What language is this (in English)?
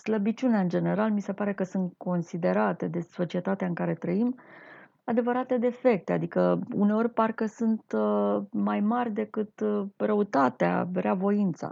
Romanian